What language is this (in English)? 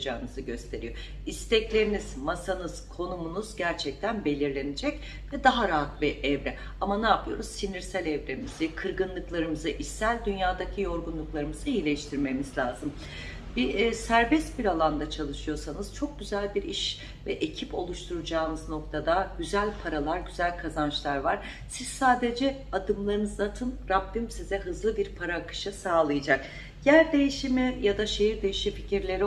Turkish